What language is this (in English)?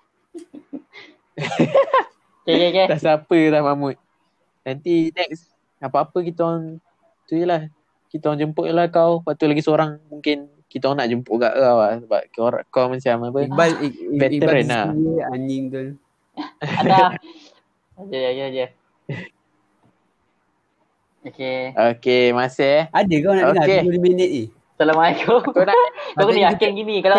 Malay